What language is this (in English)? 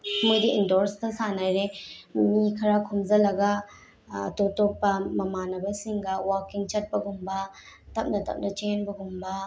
Manipuri